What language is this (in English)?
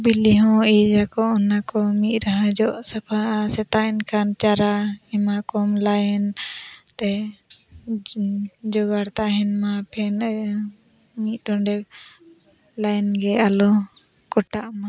Santali